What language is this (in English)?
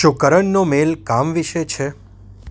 Gujarati